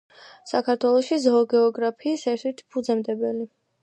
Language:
Georgian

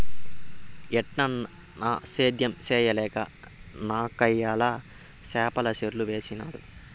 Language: Telugu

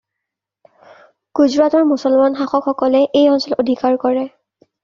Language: Assamese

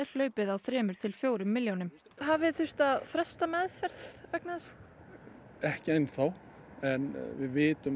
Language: Icelandic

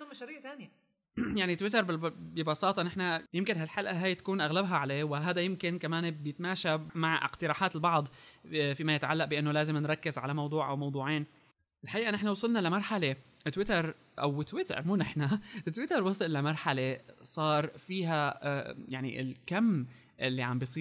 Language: Arabic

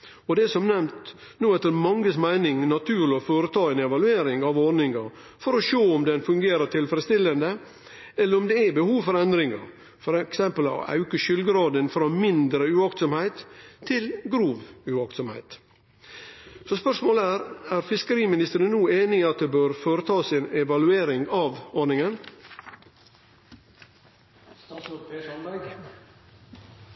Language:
Norwegian Nynorsk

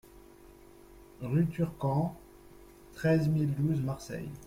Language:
French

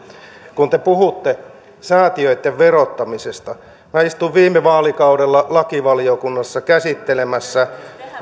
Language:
Finnish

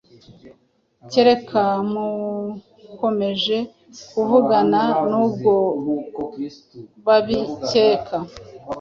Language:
Kinyarwanda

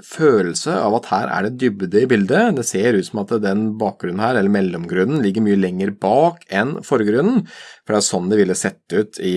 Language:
Norwegian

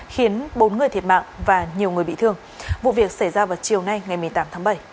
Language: Vietnamese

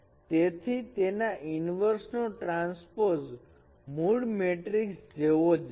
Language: Gujarati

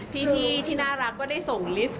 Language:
Thai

